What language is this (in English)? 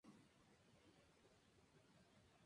Spanish